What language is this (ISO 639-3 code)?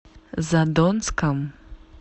rus